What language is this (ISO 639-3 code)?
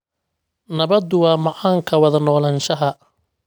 som